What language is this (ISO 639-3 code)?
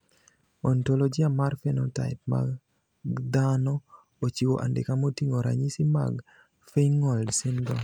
luo